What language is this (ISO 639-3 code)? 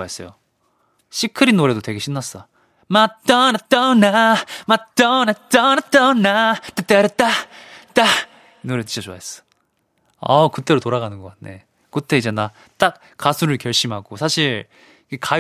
kor